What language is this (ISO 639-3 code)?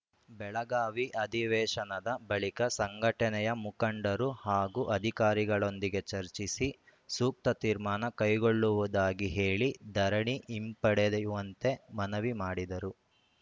kan